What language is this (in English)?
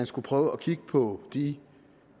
Danish